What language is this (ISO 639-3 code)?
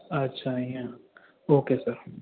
snd